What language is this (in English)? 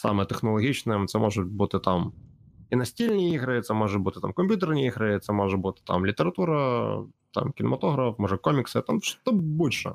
Ukrainian